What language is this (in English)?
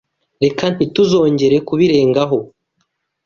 Kinyarwanda